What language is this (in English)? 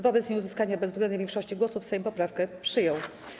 Polish